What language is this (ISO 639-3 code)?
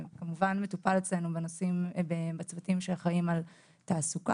heb